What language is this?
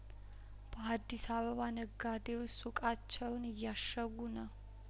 Amharic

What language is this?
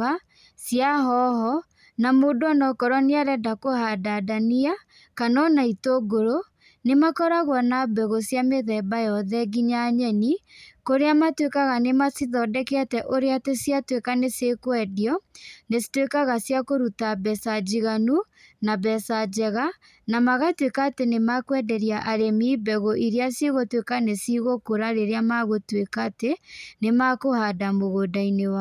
Kikuyu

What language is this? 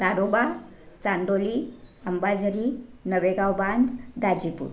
Marathi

